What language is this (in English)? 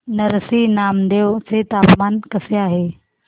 Marathi